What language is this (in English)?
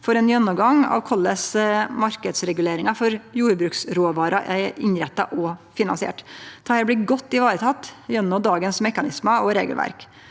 Norwegian